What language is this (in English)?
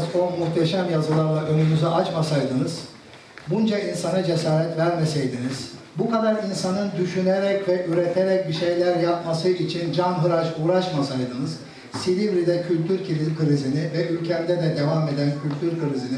Turkish